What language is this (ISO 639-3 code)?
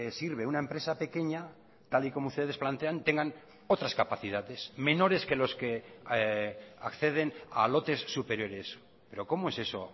spa